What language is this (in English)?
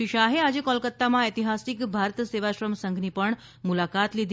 Gujarati